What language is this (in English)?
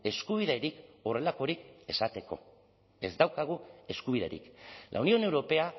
Basque